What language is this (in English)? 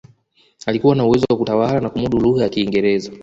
Swahili